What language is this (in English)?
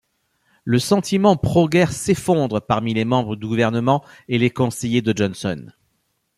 French